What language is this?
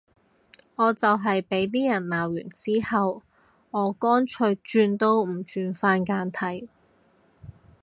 Cantonese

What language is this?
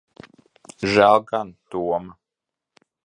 Latvian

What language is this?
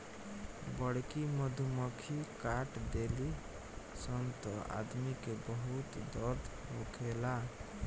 Bhojpuri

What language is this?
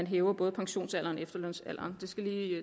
Danish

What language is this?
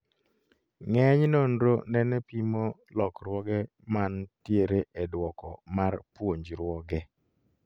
Luo (Kenya and Tanzania)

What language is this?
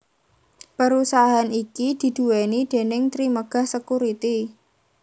Javanese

